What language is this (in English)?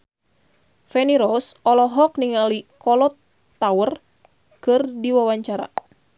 Sundanese